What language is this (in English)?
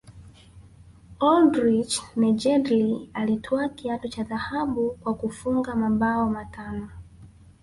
Swahili